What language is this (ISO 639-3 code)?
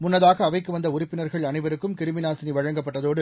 tam